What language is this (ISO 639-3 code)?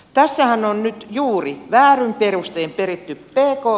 fin